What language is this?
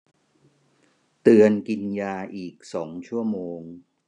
Thai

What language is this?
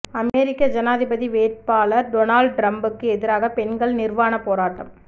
Tamil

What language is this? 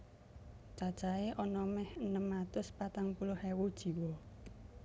Javanese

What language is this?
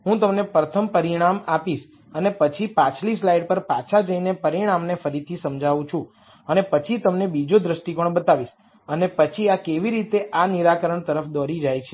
Gujarati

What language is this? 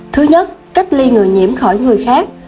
Vietnamese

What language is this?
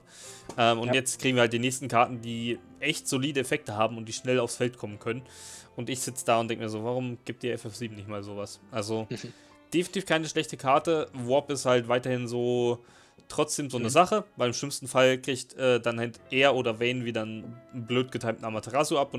German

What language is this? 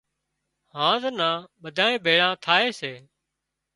Wadiyara Koli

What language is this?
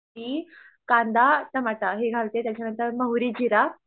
Marathi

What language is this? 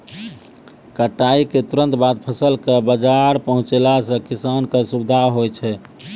Maithili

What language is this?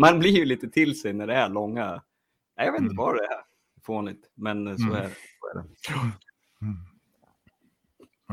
Swedish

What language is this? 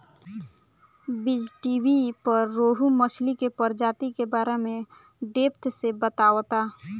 Bhojpuri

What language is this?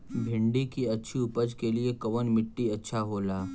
Bhojpuri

